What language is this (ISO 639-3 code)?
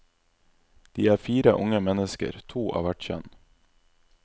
nor